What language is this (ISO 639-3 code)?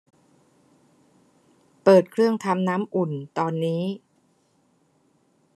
tha